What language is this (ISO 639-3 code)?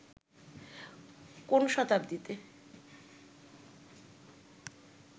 ben